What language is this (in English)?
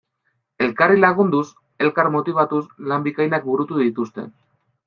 Basque